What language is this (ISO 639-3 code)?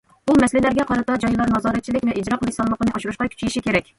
uig